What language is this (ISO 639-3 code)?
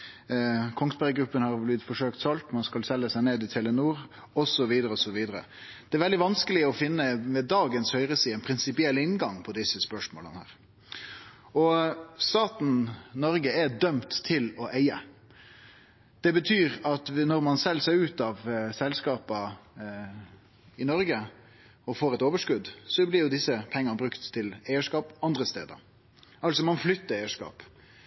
nno